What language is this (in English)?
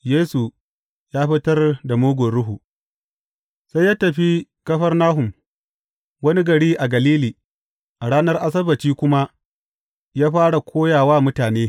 Hausa